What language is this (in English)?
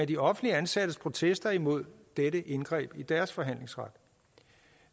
Danish